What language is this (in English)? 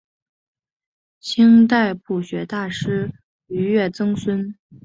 Chinese